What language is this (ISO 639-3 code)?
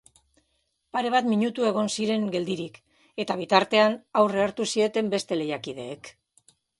eus